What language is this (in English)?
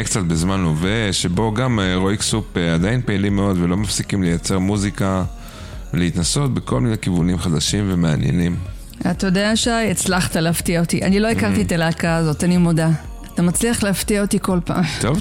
Hebrew